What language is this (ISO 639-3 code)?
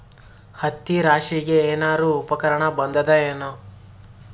kan